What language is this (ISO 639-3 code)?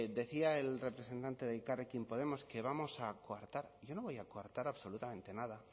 spa